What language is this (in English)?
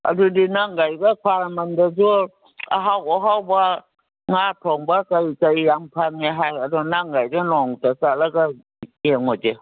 Manipuri